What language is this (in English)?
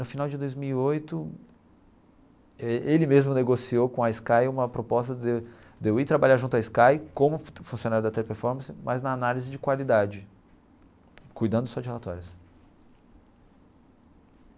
Portuguese